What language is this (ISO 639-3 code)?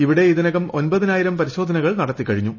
mal